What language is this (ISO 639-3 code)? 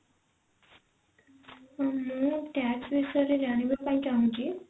ori